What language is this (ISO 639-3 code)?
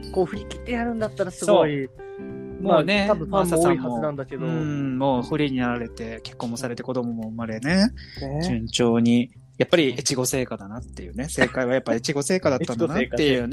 jpn